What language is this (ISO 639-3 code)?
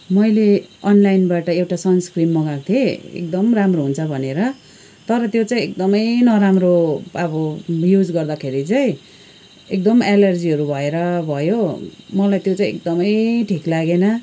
nep